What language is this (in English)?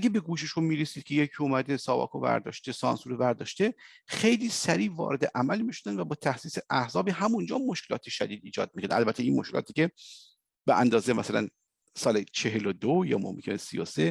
Persian